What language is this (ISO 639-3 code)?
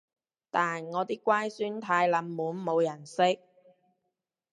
yue